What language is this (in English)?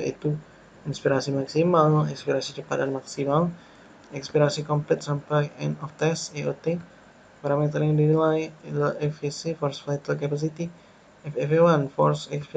Indonesian